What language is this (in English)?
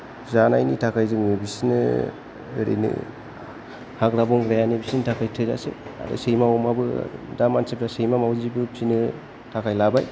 Bodo